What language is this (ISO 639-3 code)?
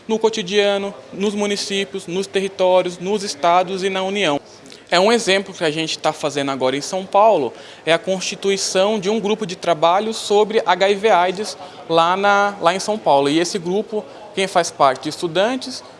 por